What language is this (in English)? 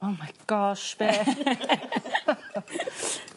Welsh